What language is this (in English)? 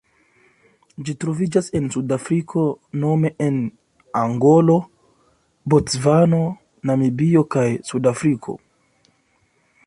Esperanto